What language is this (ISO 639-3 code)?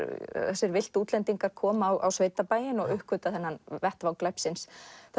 isl